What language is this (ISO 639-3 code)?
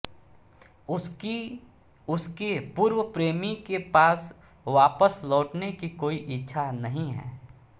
hin